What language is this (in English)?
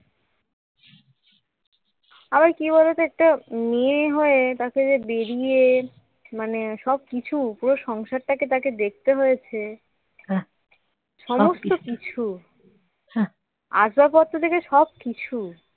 Bangla